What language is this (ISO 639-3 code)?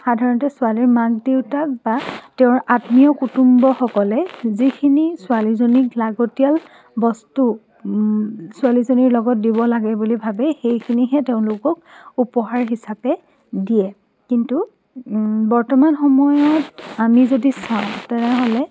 asm